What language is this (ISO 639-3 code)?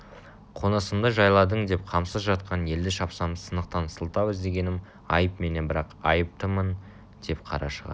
kaz